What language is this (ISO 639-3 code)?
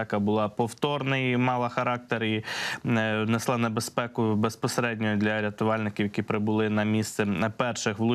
ukr